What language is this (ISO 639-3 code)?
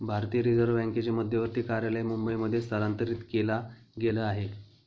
mar